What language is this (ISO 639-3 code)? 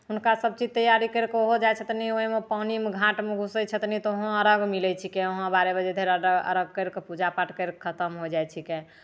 mai